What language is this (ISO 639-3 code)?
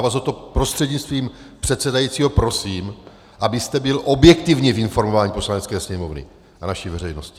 ces